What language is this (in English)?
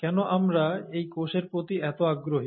Bangla